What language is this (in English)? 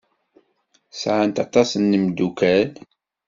Kabyle